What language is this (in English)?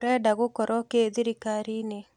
Kikuyu